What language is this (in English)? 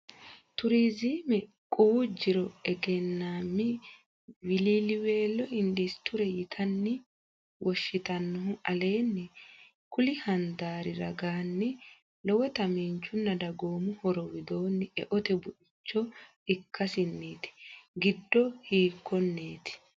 Sidamo